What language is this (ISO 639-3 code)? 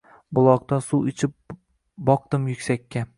uzb